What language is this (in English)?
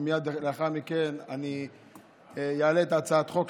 Hebrew